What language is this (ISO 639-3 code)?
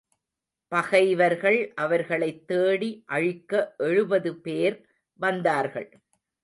tam